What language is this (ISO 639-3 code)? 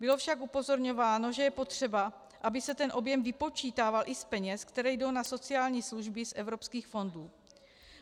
ces